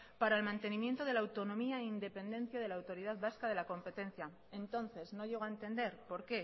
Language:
Spanish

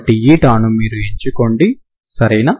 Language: Telugu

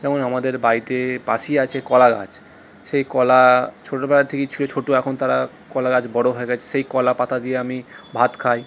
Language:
Bangla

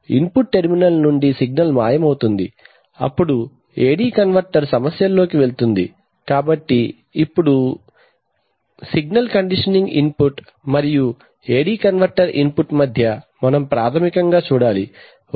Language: Telugu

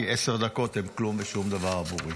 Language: Hebrew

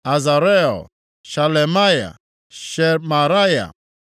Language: Igbo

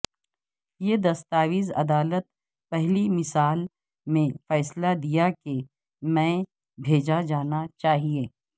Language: Urdu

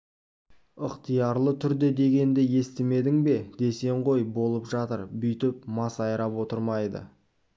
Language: Kazakh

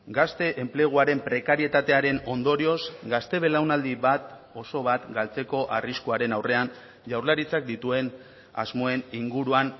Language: Basque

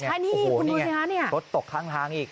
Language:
Thai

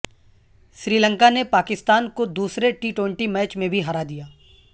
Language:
Urdu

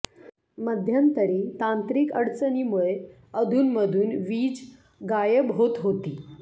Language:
Marathi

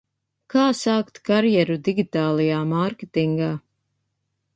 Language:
Latvian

